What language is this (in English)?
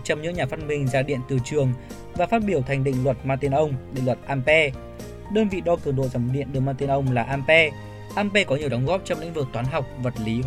Vietnamese